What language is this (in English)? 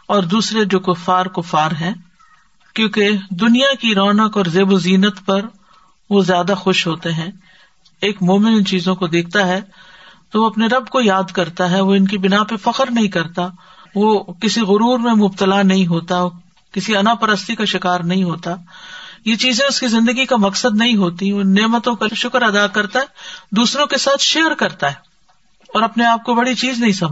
Urdu